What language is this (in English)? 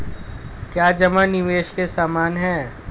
Hindi